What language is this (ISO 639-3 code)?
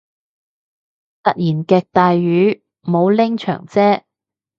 yue